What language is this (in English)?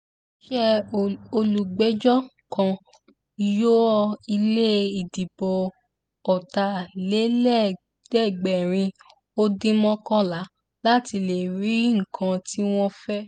Yoruba